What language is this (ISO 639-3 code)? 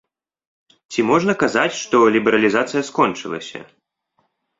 bel